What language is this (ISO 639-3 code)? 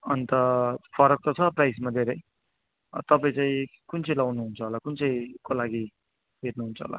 nep